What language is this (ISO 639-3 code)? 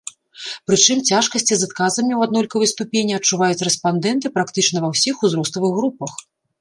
bel